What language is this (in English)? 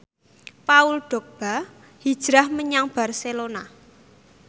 Javanese